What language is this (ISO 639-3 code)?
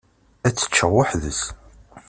kab